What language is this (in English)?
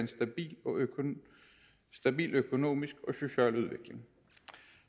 Danish